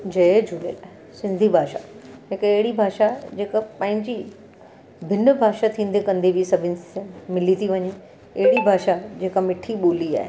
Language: Sindhi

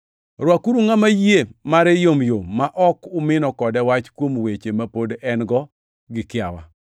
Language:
Luo (Kenya and Tanzania)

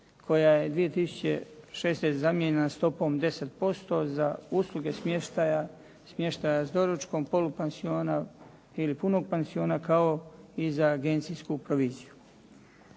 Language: Croatian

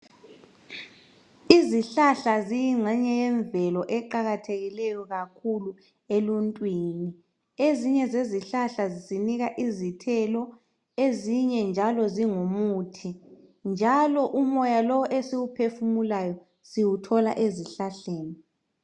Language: North Ndebele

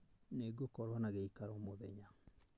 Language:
Kikuyu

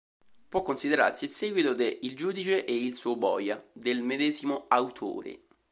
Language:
Italian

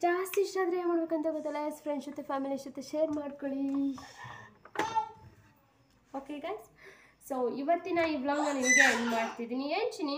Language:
Kannada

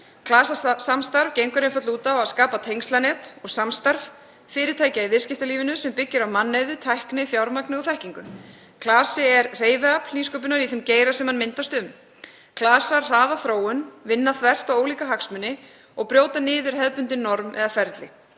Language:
Icelandic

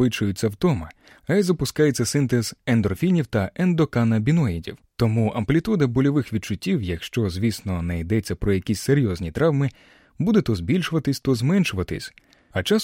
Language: Ukrainian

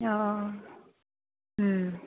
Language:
Assamese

